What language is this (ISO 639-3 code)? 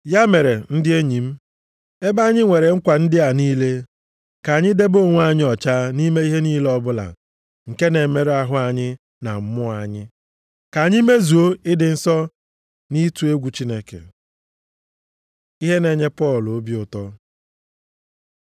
ibo